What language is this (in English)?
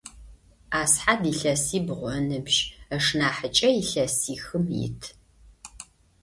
Adyghe